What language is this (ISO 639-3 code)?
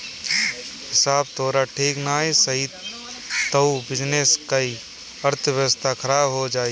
bho